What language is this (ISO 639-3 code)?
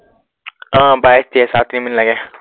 asm